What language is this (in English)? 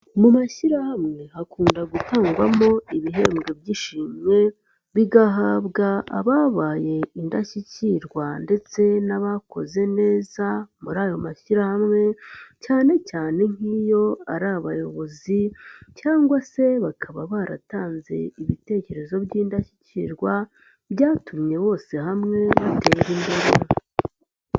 Kinyarwanda